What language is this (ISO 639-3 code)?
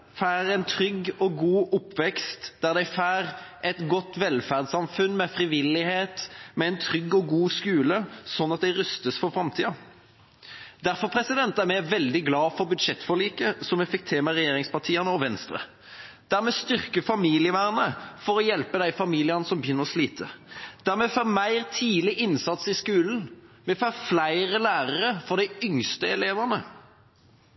nob